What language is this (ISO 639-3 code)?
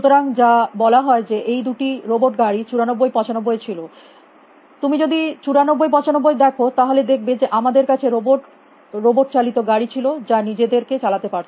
ben